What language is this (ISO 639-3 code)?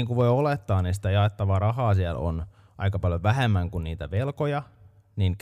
fin